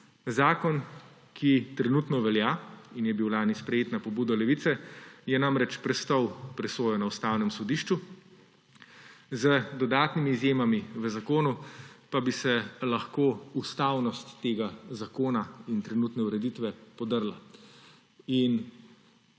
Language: Slovenian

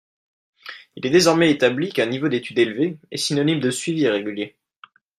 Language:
French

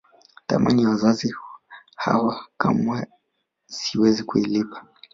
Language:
Swahili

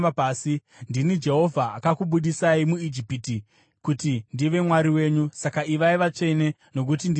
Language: Shona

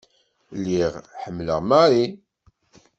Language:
Kabyle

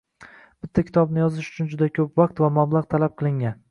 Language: Uzbek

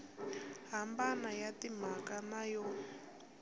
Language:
Tsonga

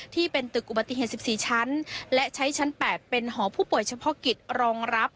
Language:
Thai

